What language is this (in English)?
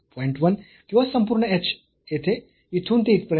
Marathi